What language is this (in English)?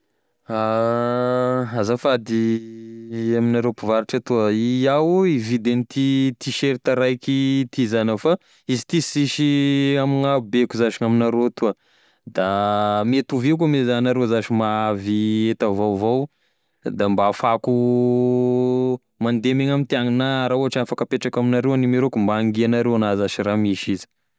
Tesaka Malagasy